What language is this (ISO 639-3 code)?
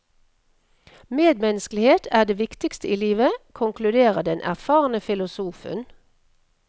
nor